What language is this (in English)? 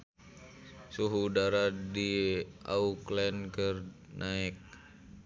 Sundanese